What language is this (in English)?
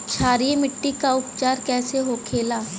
Bhojpuri